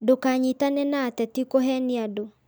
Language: Kikuyu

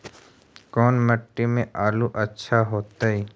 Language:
Magahi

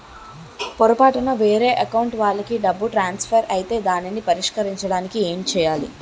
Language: Telugu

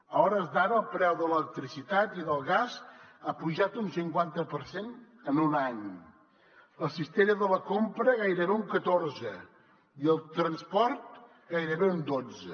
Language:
Catalan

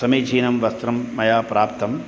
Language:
Sanskrit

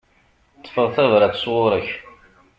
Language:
Kabyle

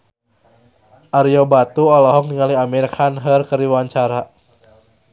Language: Sundanese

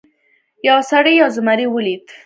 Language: Pashto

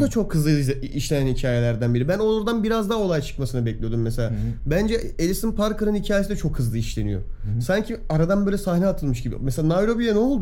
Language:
Turkish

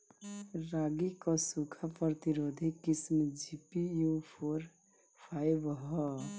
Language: Bhojpuri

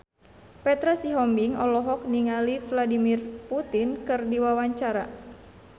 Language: Sundanese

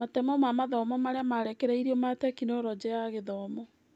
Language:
Kikuyu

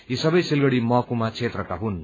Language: Nepali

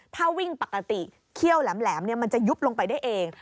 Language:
Thai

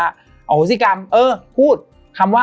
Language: Thai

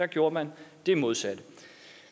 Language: Danish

